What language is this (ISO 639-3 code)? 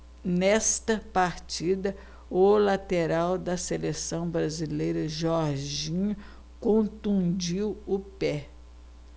por